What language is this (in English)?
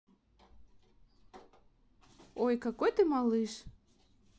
Russian